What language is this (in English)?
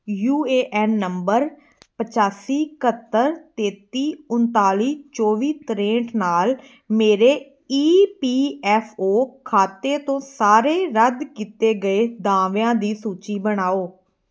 Punjabi